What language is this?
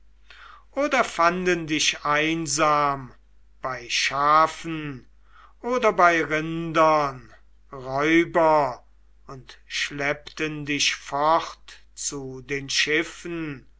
German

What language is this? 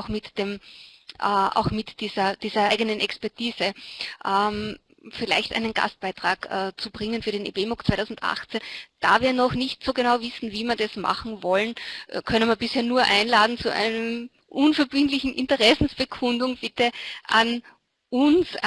German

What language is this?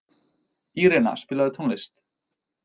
Icelandic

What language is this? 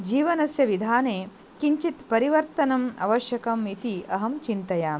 Sanskrit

